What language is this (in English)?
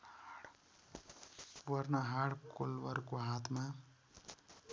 Nepali